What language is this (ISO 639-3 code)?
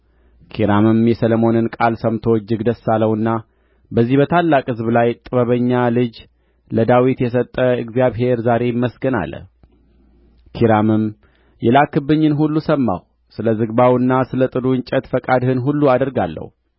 amh